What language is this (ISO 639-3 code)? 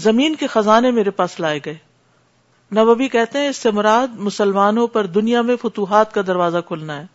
urd